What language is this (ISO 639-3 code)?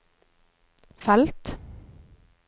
nor